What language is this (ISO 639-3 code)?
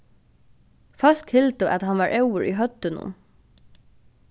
fao